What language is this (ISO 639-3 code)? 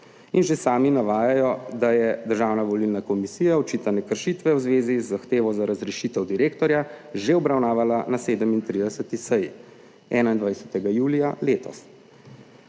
slv